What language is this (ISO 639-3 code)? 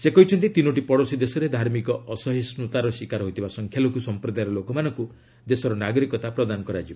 ori